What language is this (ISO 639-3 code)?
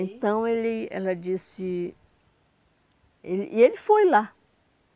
por